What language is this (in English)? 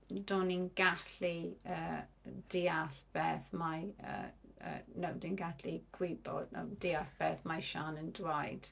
Welsh